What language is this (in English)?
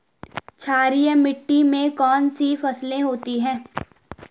Hindi